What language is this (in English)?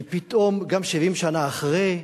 Hebrew